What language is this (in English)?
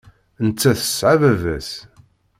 Kabyle